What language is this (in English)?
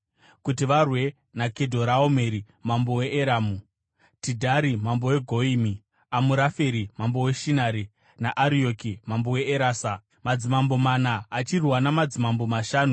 Shona